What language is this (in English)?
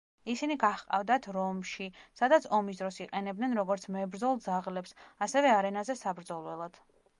Georgian